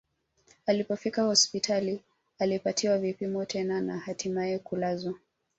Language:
Swahili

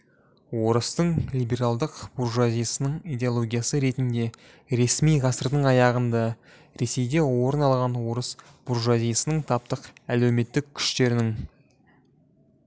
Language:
Kazakh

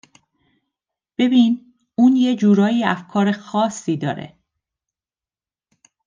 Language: Persian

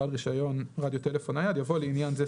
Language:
Hebrew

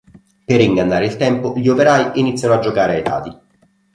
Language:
Italian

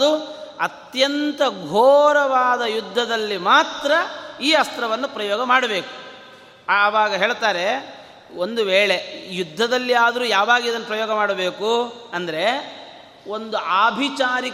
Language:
Kannada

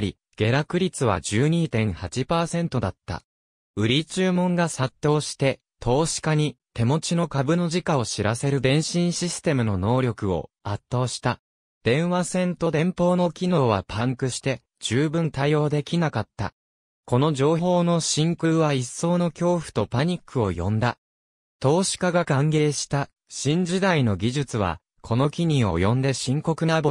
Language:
Japanese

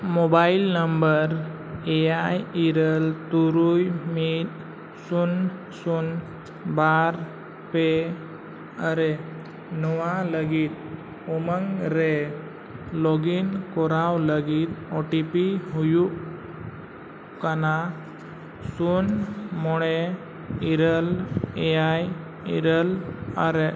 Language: Santali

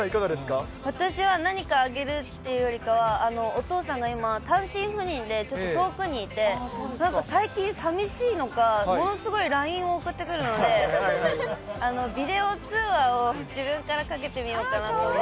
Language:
Japanese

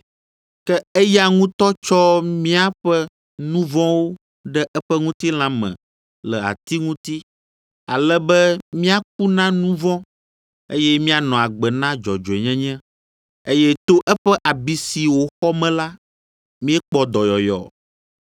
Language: Ewe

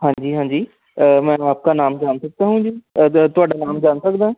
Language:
Punjabi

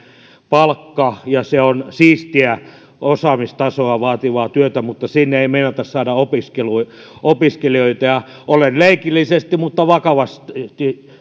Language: Finnish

